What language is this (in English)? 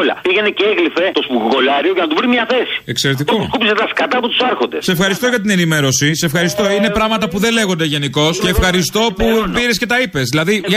Greek